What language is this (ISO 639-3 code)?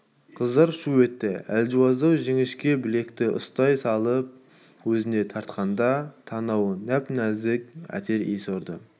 kaz